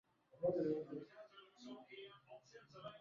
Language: Swahili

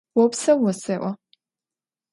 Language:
Adyghe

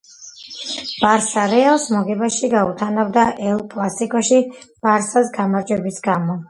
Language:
Georgian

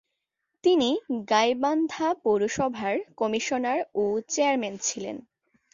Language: Bangla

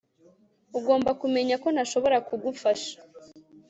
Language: Kinyarwanda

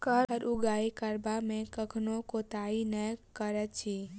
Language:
Maithili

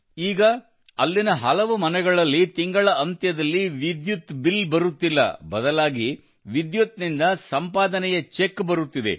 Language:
Kannada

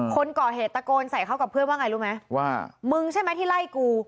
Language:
Thai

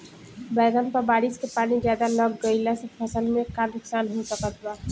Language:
Bhojpuri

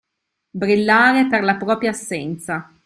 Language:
Italian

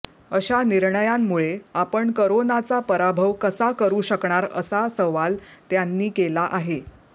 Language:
Marathi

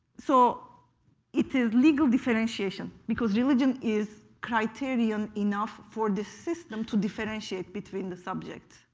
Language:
English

